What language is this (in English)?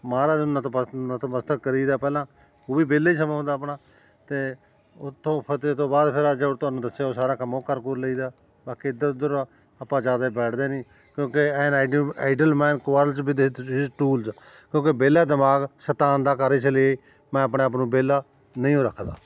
Punjabi